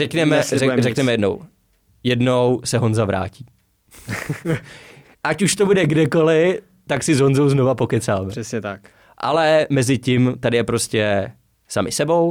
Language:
Czech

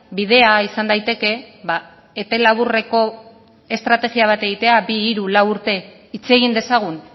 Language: Basque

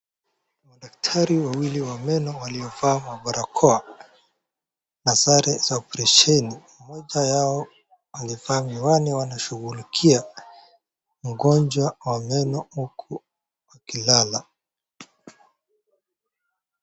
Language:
Swahili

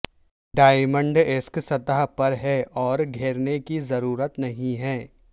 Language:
Urdu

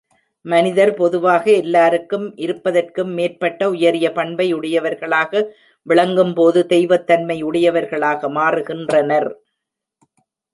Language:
Tamil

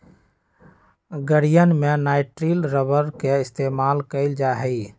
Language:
Magahi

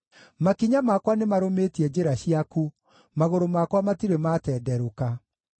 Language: Kikuyu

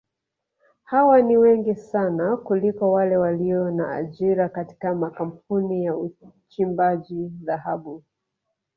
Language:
Swahili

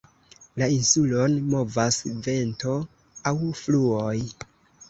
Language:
Esperanto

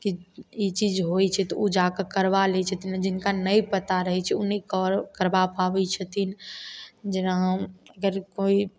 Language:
Maithili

